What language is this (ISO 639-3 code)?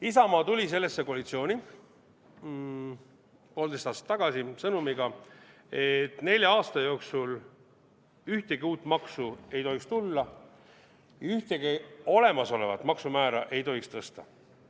est